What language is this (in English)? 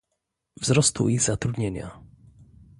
Polish